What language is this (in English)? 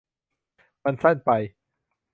Thai